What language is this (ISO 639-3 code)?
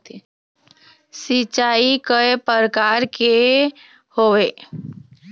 hne